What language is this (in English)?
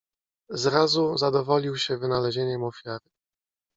Polish